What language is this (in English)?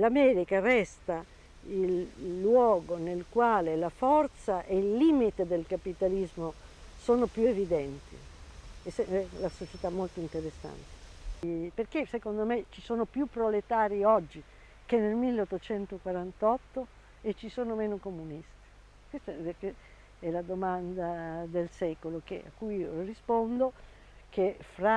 Italian